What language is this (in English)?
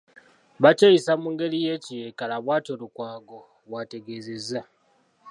Ganda